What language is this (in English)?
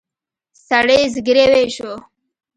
Pashto